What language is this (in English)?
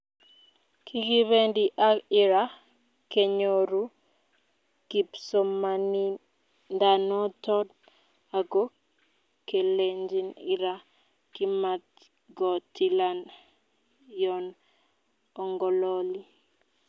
Kalenjin